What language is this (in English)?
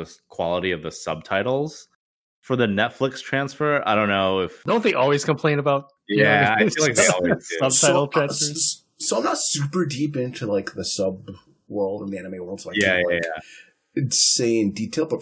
English